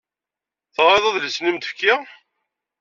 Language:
Kabyle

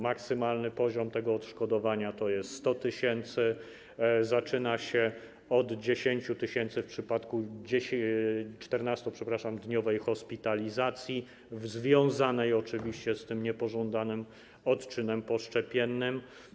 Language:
Polish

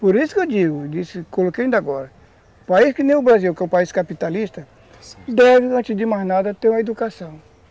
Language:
Portuguese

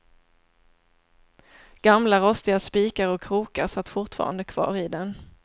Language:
Swedish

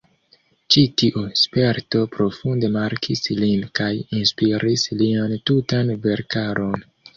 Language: Esperanto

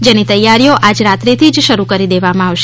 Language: Gujarati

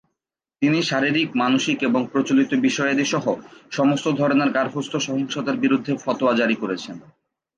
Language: Bangla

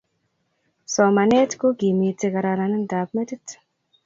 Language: Kalenjin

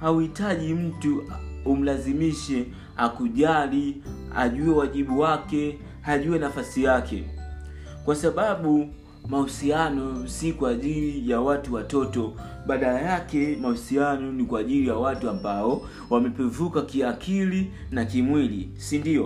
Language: Swahili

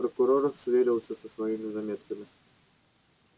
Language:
Russian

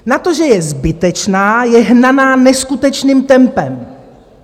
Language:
Czech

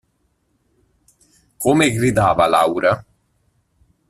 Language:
Italian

